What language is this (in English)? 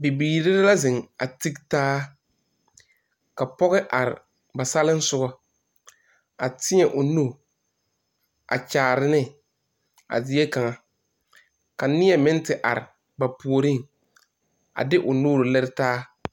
Southern Dagaare